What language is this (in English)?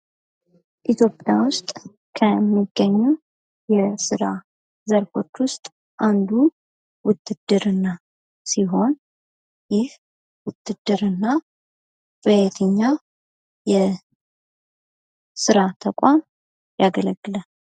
Amharic